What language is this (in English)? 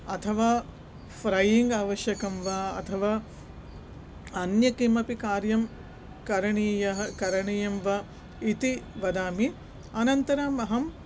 Sanskrit